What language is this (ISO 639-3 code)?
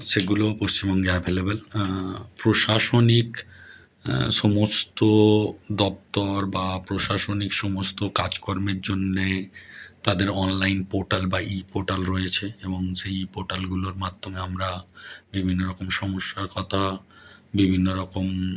ben